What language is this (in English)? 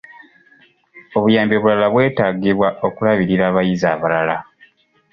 Ganda